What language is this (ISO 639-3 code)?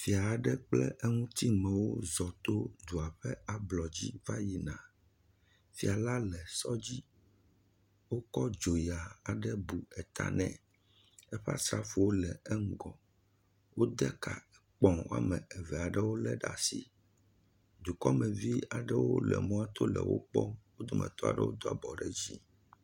ewe